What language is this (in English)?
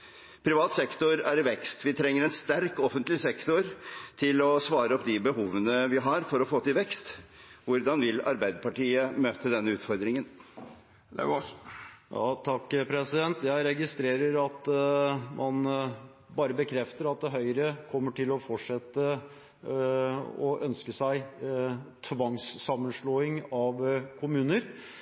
Norwegian Bokmål